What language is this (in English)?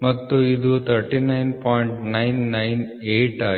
Kannada